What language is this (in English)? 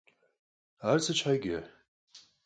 Kabardian